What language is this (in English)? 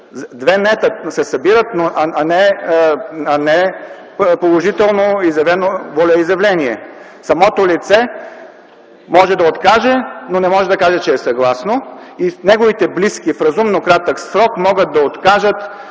Bulgarian